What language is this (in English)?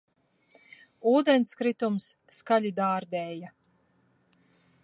Latvian